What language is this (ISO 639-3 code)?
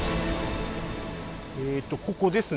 jpn